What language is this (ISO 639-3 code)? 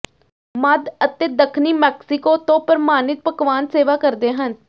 pan